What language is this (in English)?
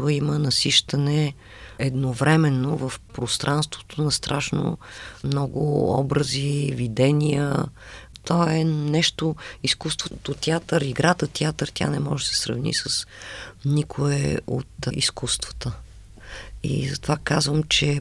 Bulgarian